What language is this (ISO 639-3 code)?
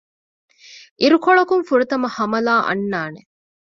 div